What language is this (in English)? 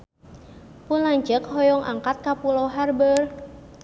Sundanese